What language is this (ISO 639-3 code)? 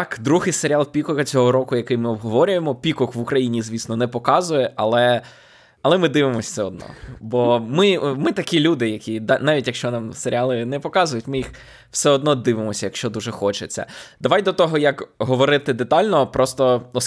ukr